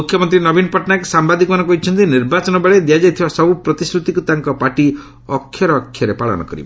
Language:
Odia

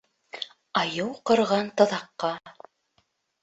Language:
Bashkir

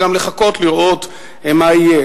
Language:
Hebrew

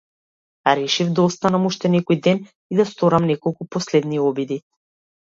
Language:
Macedonian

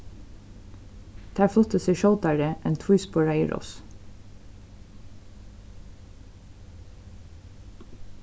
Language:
Faroese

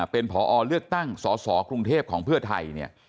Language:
Thai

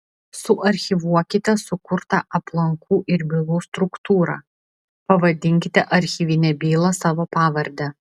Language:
Lithuanian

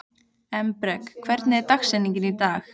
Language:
Icelandic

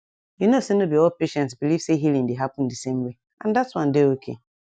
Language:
Nigerian Pidgin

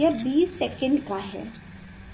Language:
Hindi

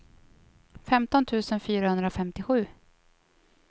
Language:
Swedish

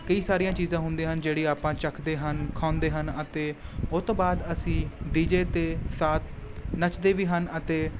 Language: Punjabi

